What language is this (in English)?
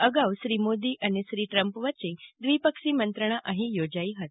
Gujarati